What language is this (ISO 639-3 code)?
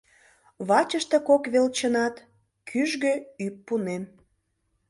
chm